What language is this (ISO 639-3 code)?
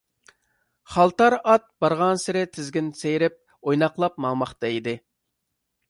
uig